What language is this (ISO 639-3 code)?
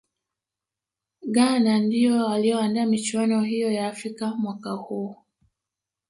swa